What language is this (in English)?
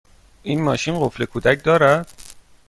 Persian